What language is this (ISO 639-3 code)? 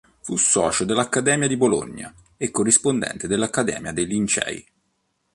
ita